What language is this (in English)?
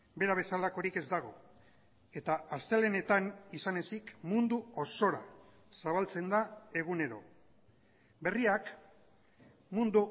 Basque